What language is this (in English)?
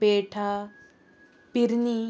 Konkani